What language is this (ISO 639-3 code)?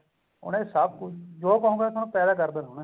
pan